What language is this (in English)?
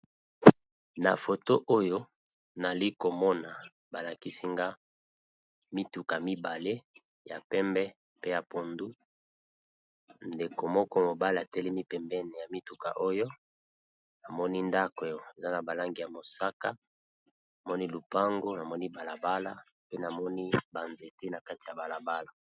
Lingala